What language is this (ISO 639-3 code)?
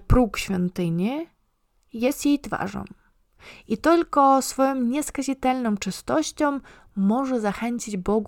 pol